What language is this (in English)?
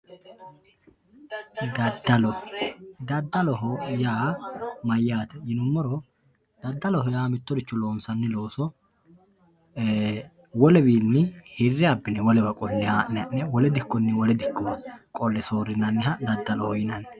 Sidamo